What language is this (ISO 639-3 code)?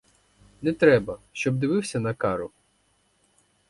ukr